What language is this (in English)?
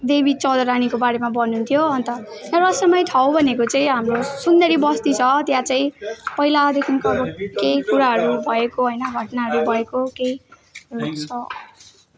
Nepali